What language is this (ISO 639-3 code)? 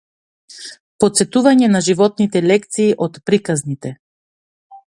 mkd